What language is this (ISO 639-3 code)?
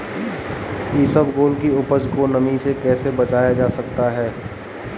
hin